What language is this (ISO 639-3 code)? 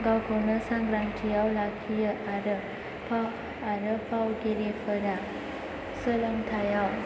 brx